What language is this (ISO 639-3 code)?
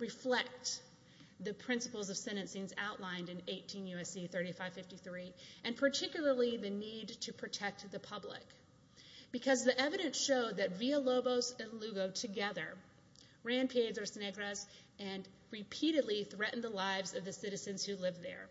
eng